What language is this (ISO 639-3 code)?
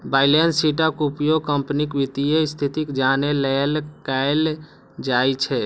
mai